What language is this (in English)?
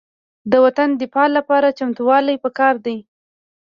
Pashto